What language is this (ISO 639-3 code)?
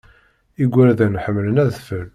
kab